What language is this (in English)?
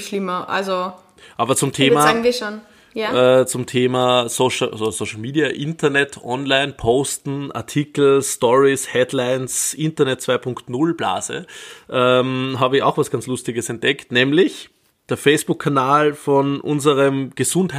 German